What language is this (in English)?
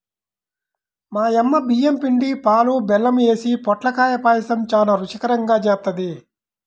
Telugu